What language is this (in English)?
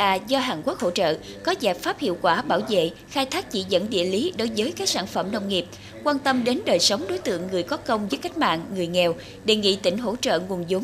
Vietnamese